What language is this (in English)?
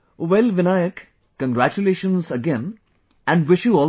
English